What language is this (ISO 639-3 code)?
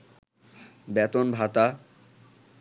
ben